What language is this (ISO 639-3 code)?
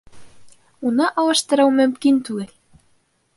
bak